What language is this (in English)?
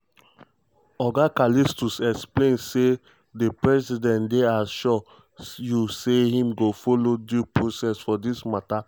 Nigerian Pidgin